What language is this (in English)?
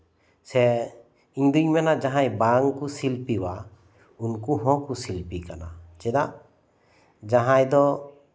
Santali